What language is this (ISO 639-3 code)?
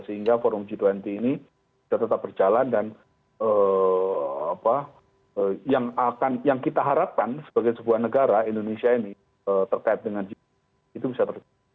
ind